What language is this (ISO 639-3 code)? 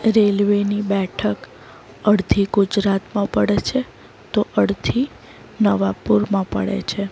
guj